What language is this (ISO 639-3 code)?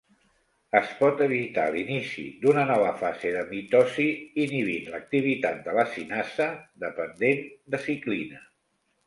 cat